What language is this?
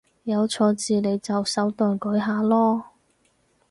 Cantonese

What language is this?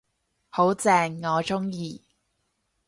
Cantonese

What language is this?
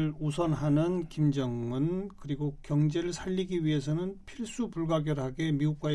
Korean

